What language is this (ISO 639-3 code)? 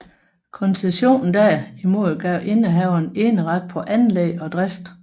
dan